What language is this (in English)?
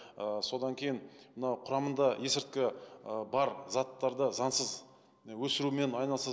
Kazakh